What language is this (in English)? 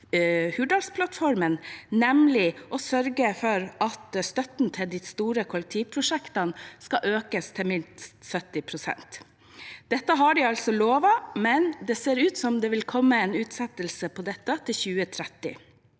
Norwegian